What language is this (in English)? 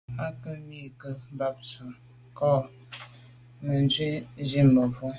Medumba